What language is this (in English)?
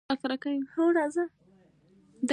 Pashto